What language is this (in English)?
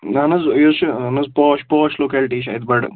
Kashmiri